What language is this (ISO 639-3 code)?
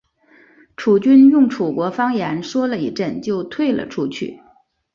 zho